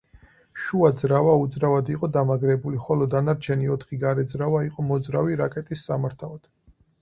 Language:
Georgian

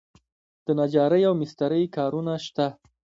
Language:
Pashto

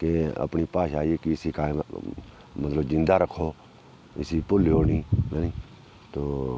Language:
Dogri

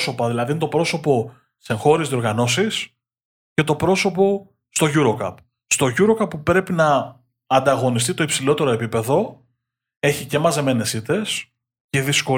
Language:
Greek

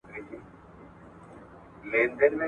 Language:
Pashto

